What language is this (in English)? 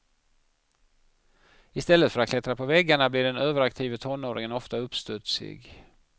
Swedish